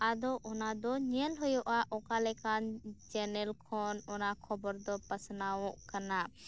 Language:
Santali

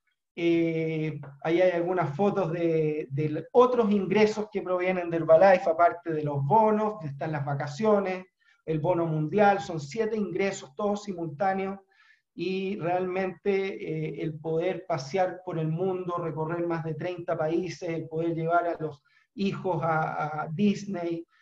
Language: Spanish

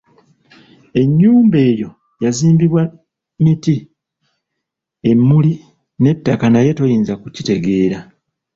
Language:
Ganda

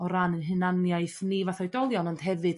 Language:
Welsh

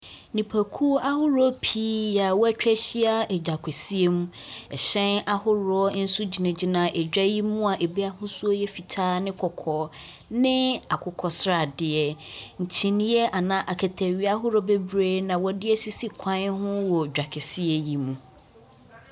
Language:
Akan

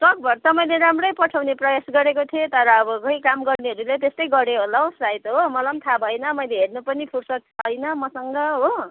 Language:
Nepali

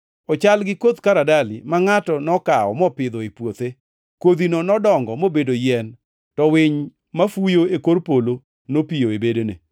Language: Luo (Kenya and Tanzania)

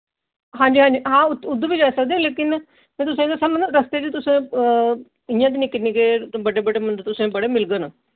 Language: Dogri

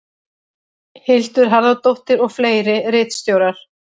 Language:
Icelandic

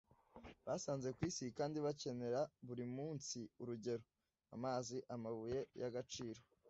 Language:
Kinyarwanda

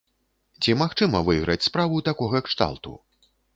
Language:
Belarusian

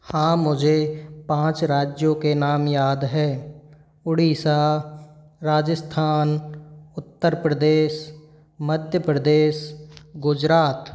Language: Hindi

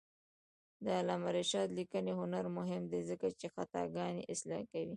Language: Pashto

